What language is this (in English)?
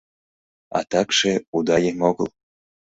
Mari